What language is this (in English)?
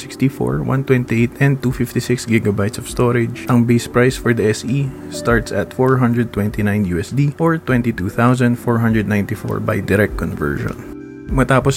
Filipino